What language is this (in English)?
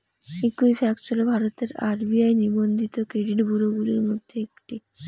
Bangla